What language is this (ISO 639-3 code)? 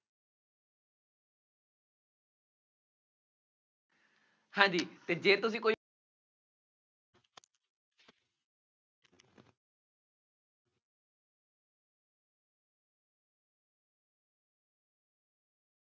pan